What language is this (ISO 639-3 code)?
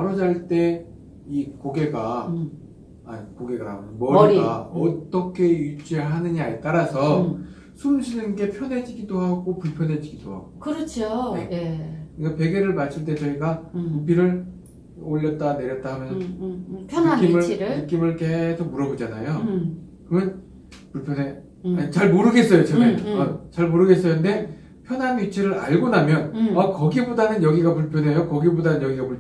kor